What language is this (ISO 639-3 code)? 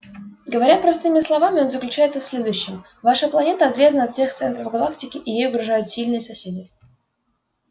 rus